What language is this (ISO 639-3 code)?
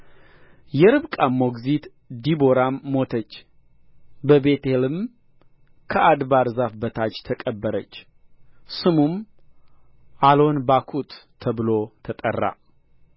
amh